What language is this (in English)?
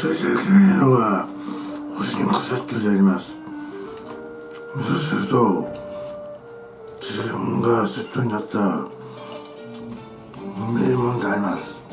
Japanese